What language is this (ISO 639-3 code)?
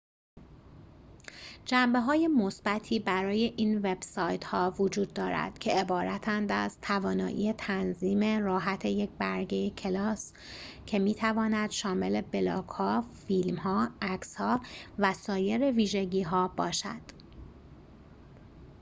fas